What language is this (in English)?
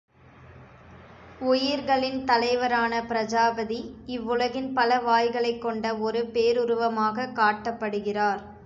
Tamil